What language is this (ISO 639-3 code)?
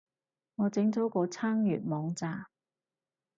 yue